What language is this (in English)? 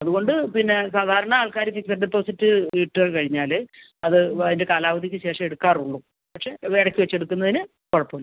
Malayalam